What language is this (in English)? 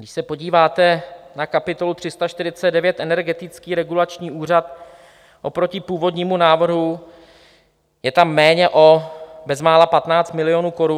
Czech